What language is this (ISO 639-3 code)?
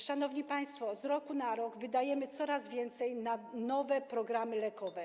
pol